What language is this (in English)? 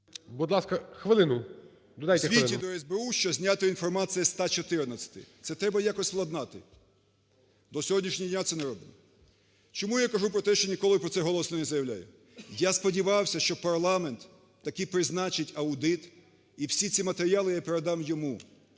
Ukrainian